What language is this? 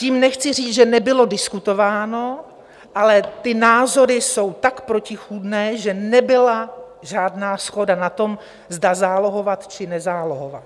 Czech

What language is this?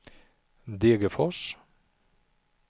Swedish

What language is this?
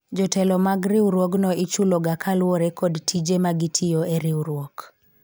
Luo (Kenya and Tanzania)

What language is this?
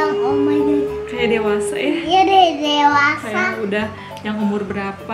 Indonesian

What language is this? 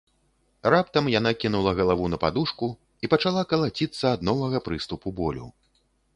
Belarusian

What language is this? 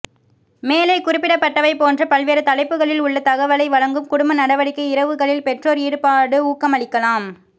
Tamil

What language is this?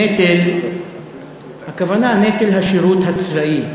Hebrew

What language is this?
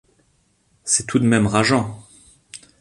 French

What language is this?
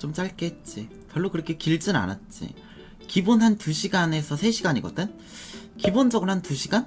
Korean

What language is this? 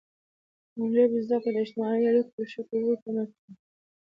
Pashto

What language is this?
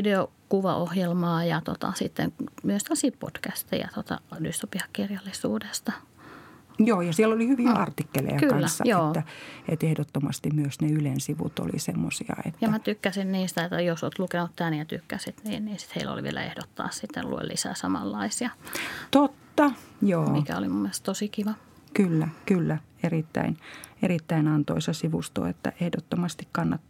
Finnish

